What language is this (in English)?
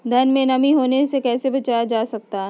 Magahi